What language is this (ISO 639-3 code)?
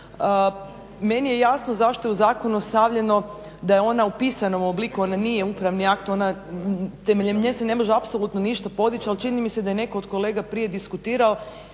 hrv